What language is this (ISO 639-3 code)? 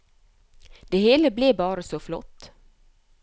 nor